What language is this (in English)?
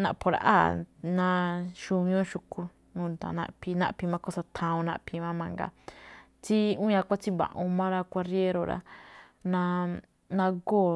Malinaltepec Me'phaa